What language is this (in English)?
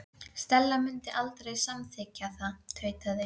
Icelandic